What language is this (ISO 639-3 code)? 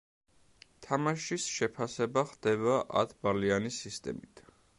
kat